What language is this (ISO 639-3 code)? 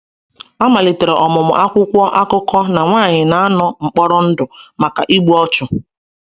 ibo